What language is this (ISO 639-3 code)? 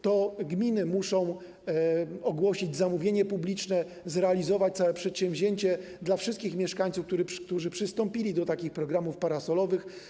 pol